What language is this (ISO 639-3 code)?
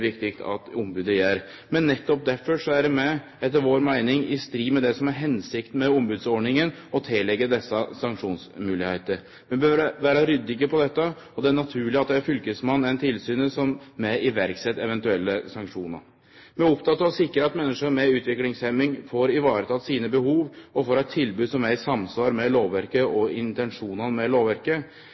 nno